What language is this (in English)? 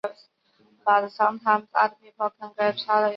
Chinese